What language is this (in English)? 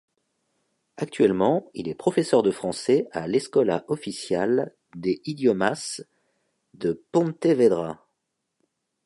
French